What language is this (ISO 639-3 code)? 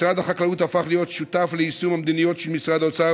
heb